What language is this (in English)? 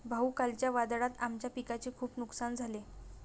Marathi